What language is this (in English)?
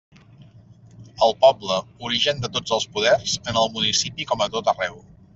Catalan